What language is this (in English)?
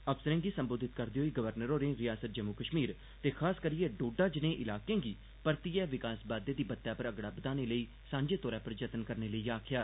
Dogri